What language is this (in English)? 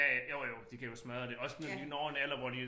Danish